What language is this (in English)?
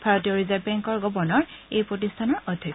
Assamese